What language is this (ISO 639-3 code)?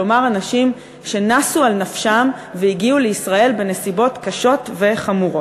heb